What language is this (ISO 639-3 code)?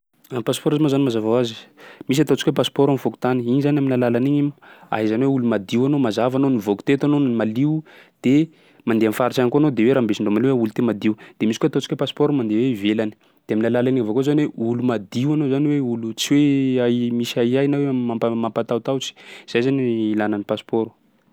skg